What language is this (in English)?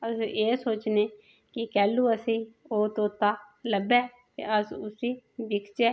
Dogri